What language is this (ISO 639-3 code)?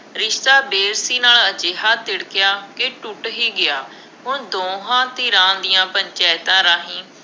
pan